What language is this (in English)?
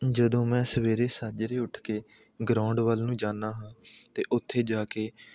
Punjabi